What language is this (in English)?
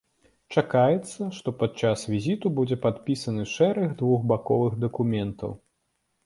Belarusian